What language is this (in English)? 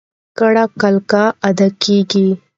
Pashto